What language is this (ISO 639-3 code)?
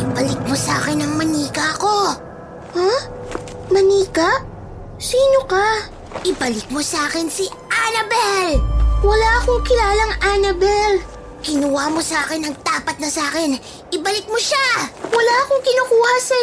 fil